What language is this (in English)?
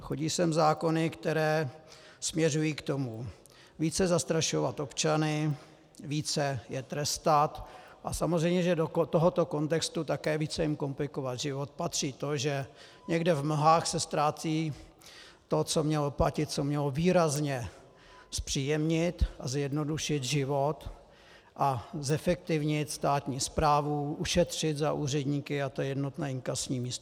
Czech